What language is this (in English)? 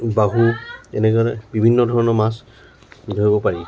Assamese